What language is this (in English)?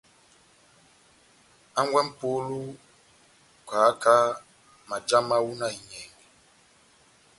Batanga